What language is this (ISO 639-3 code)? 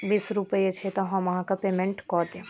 mai